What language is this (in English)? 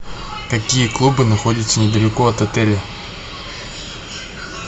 Russian